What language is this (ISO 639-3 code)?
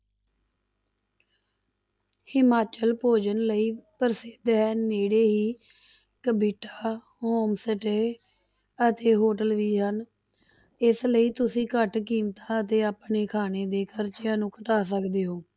pan